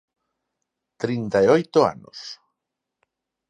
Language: Galician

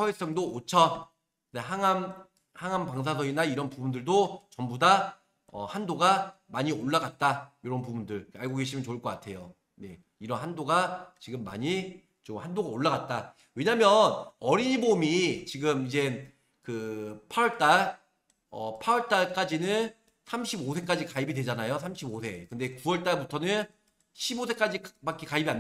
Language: Korean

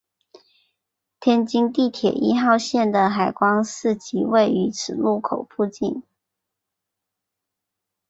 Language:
Chinese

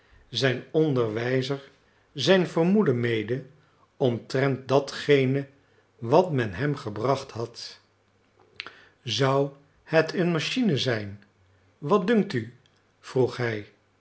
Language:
Dutch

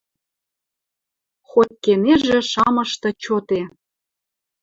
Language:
Western Mari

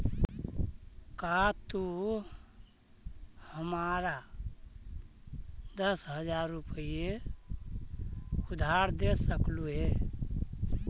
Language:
Magahi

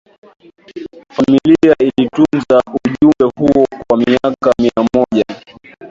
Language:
Swahili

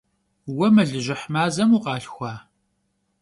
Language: Kabardian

